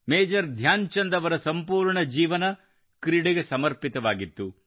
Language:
Kannada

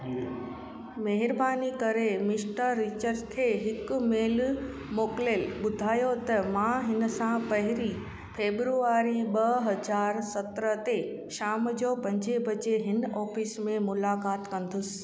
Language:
Sindhi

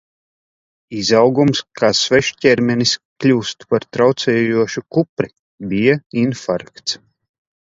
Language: Latvian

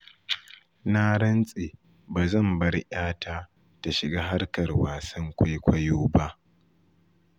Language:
Hausa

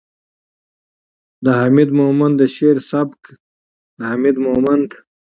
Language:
Pashto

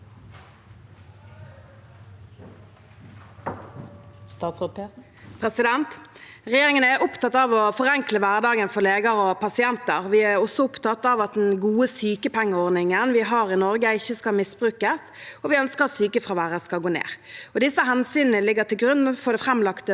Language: Norwegian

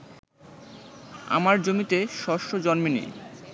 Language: Bangla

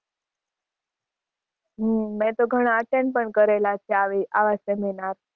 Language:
Gujarati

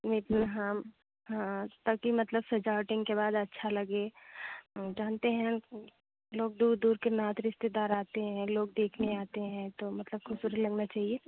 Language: Hindi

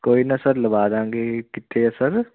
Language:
Punjabi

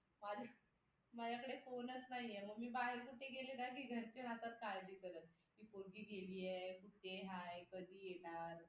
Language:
Marathi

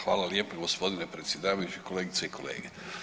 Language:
Croatian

